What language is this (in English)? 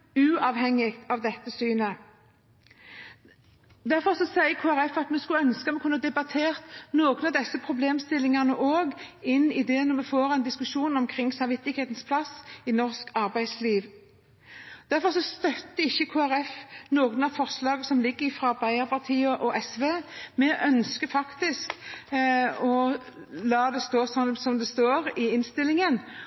Norwegian Bokmål